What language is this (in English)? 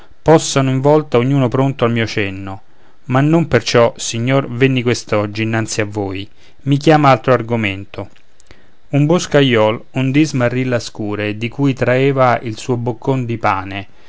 Italian